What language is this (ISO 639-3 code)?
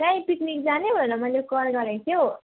nep